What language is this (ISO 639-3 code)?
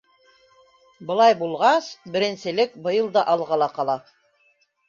bak